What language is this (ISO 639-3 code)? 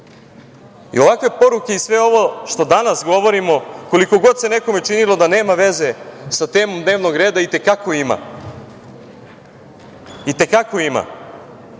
srp